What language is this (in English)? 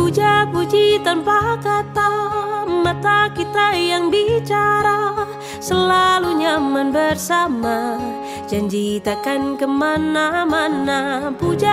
Malay